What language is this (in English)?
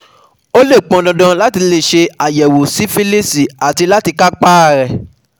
Yoruba